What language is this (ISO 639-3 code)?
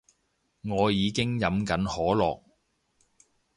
yue